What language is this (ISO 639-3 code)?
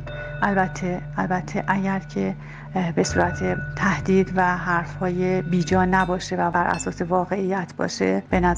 fas